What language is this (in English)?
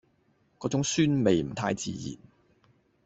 Cantonese